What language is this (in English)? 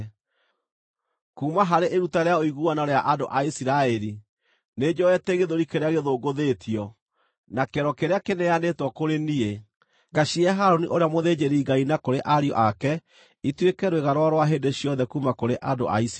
Kikuyu